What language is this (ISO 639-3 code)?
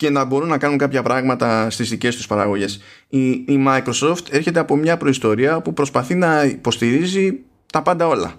ell